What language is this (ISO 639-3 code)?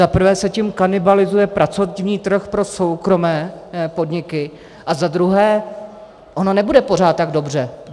ces